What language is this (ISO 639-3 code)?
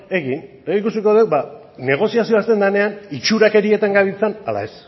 eus